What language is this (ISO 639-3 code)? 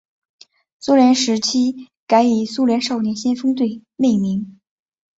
zho